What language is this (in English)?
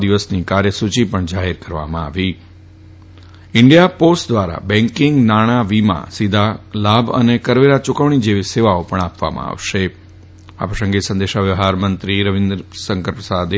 Gujarati